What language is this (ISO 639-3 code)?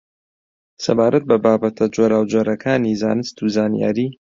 ckb